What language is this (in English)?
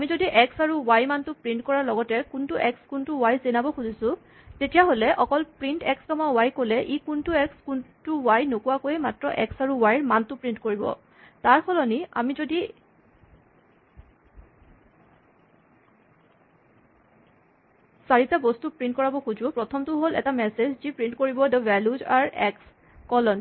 Assamese